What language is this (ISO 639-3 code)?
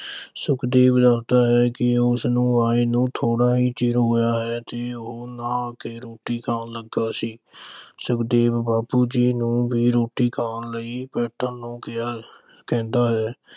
pan